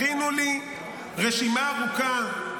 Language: Hebrew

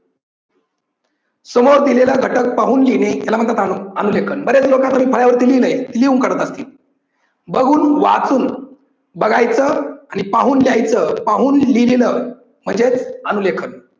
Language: Marathi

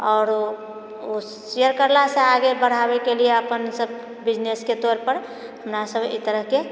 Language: Maithili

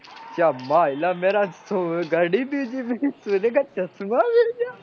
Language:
Gujarati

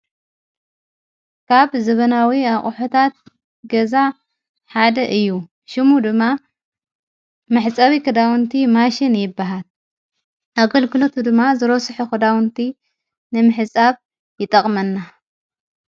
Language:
Tigrinya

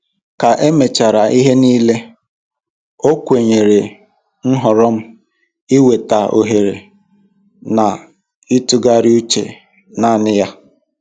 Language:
Igbo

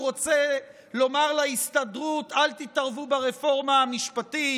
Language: Hebrew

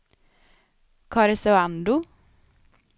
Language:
Swedish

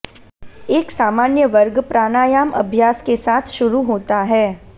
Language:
Hindi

